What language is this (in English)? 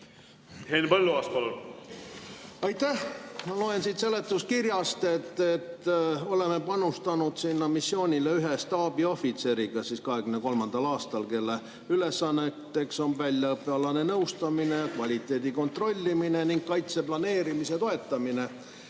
Estonian